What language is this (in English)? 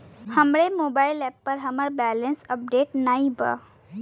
Bhojpuri